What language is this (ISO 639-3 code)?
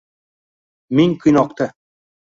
uzb